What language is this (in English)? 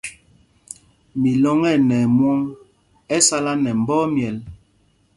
Mpumpong